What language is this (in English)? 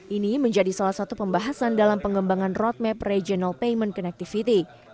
Indonesian